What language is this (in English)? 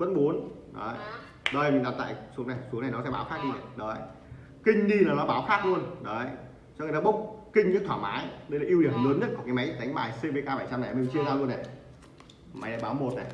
Vietnamese